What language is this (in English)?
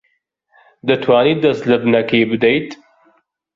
Central Kurdish